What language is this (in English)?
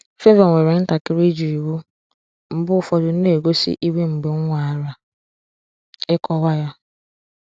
Igbo